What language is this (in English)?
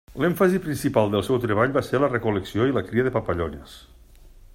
Catalan